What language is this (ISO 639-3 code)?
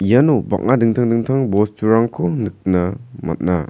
grt